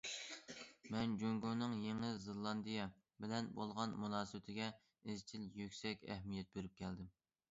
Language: Uyghur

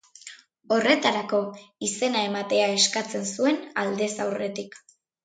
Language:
Basque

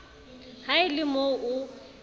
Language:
Southern Sotho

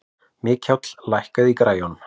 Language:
Icelandic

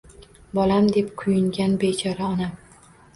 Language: Uzbek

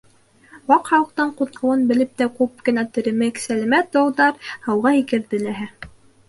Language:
Bashkir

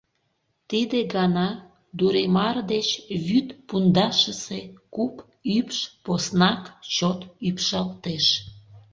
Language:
Mari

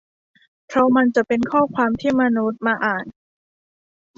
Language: Thai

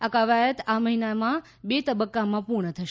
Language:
Gujarati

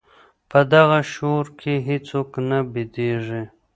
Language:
Pashto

